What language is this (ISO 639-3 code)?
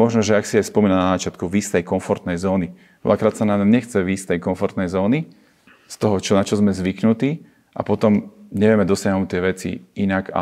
slk